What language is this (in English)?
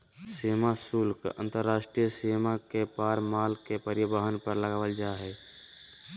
Magahi